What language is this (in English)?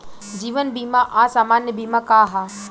Bhojpuri